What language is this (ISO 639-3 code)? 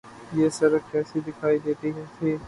urd